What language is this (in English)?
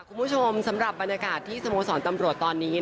Thai